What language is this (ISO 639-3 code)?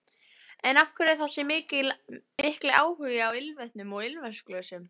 isl